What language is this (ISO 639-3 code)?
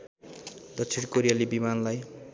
nep